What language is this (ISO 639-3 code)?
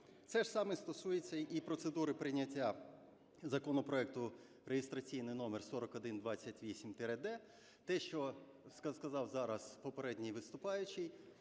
ukr